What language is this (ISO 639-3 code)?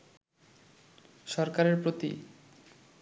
ben